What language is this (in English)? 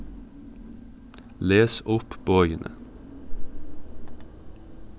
Faroese